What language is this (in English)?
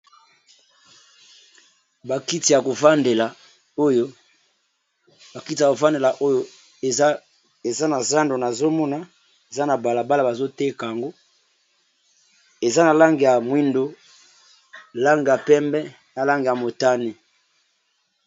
Lingala